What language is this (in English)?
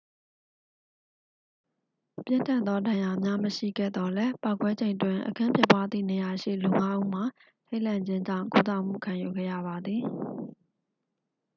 Burmese